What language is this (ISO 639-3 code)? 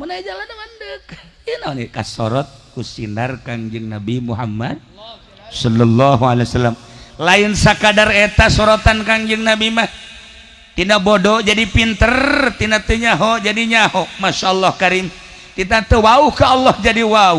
ind